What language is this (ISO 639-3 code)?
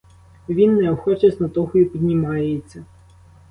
ukr